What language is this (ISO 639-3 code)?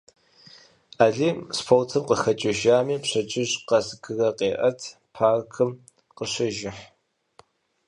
kbd